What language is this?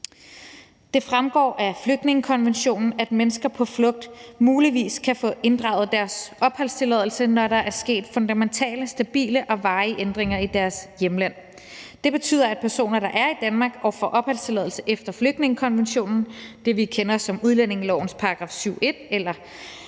Danish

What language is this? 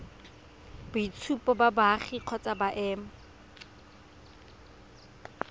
Tswana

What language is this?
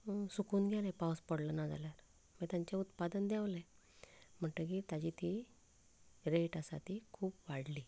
Konkani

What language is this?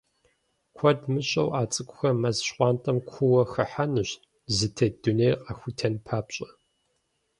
Kabardian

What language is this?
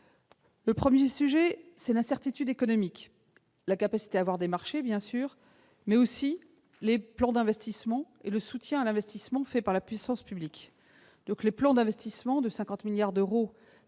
French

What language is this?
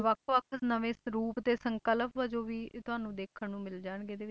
Punjabi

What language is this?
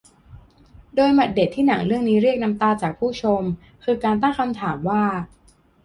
Thai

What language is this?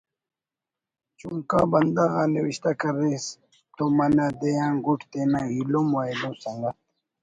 Brahui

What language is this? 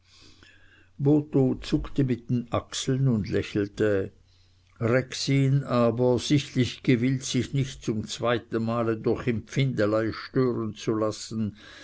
German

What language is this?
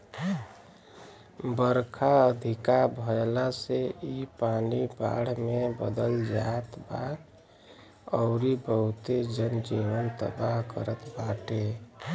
Bhojpuri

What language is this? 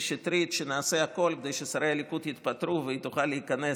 Hebrew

